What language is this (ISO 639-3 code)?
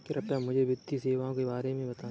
hin